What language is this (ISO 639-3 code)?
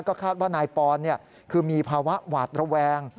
tha